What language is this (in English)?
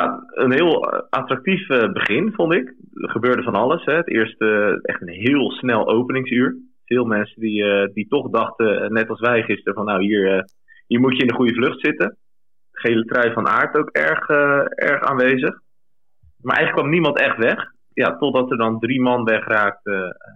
Dutch